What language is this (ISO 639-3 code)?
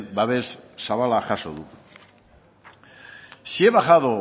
eus